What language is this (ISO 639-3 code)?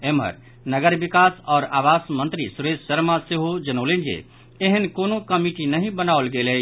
mai